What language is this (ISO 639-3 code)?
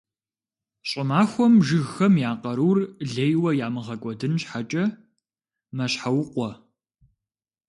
kbd